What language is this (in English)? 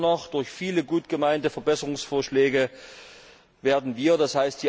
German